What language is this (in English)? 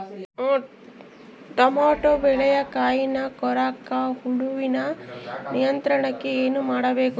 Kannada